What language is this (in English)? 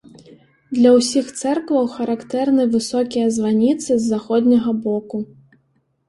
Belarusian